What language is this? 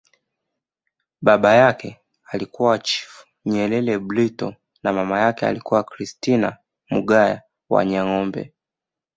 Swahili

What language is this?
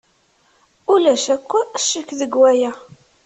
Kabyle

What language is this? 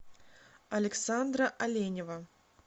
Russian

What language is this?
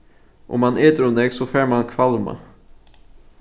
Faroese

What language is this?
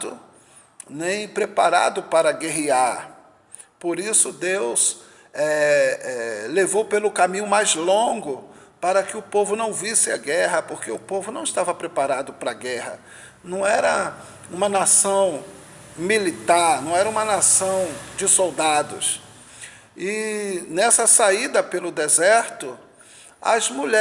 Portuguese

